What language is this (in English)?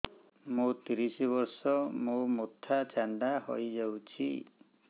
Odia